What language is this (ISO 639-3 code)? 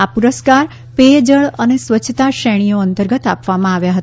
guj